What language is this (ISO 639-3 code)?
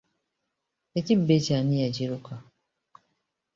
lug